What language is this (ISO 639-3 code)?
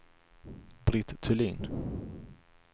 swe